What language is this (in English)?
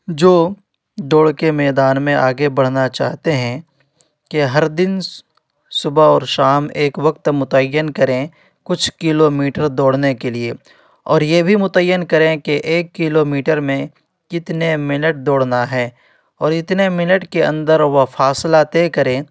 Urdu